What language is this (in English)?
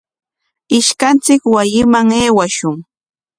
Corongo Ancash Quechua